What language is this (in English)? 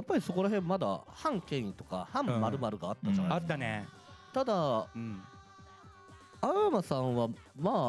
Japanese